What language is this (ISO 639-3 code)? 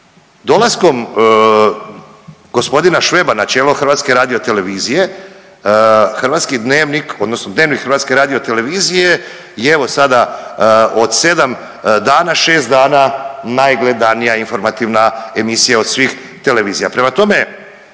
hrv